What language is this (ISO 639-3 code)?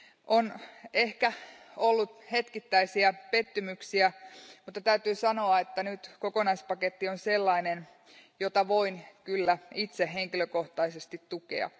fin